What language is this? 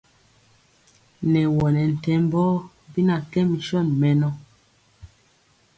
Mpiemo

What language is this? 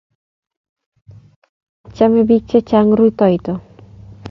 Kalenjin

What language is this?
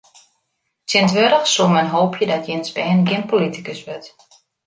Western Frisian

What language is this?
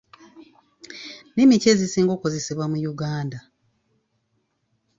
Ganda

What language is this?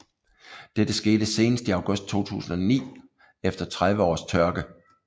Danish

